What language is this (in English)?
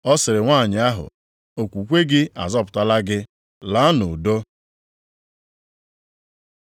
Igbo